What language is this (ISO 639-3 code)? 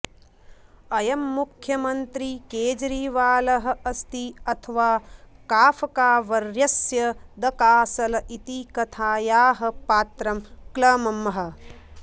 san